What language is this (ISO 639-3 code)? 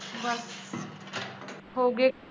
pan